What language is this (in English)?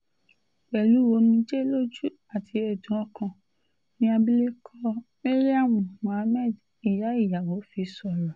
Yoruba